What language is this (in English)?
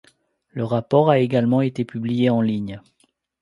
French